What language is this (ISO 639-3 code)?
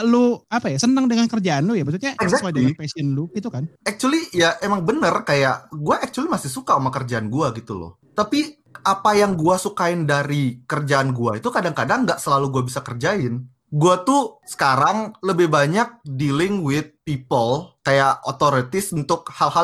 ind